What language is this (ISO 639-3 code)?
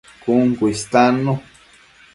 mcf